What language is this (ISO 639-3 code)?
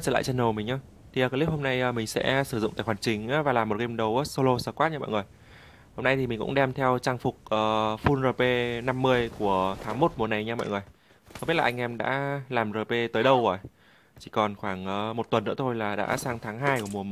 vie